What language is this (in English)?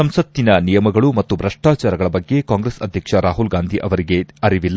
Kannada